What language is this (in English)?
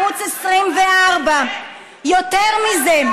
Hebrew